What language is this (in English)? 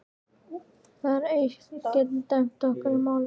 Icelandic